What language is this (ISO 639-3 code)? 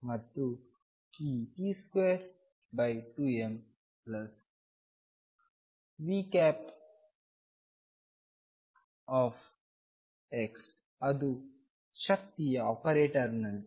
kan